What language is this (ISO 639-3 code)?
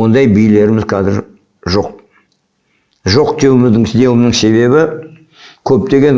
kaz